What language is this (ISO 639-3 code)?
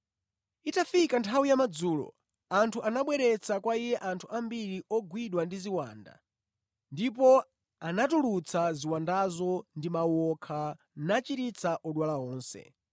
nya